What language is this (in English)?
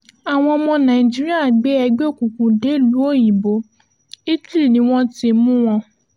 Yoruba